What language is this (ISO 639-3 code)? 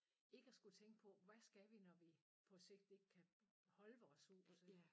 dan